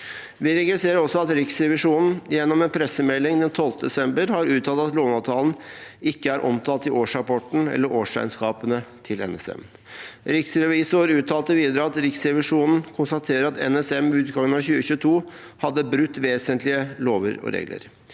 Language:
Norwegian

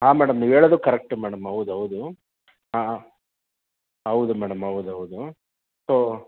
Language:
Kannada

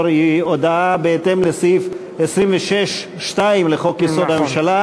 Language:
Hebrew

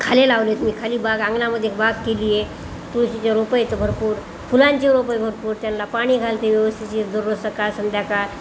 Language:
Marathi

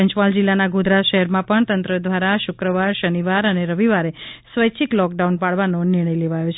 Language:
Gujarati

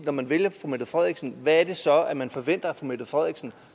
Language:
Danish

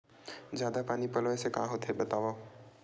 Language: Chhattisgarhi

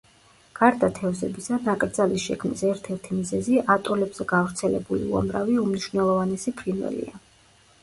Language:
Georgian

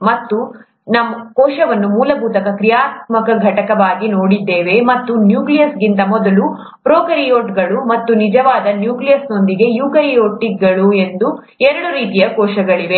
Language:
Kannada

